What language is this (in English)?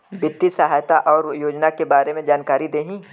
Bhojpuri